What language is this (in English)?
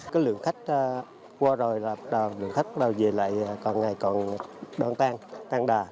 Vietnamese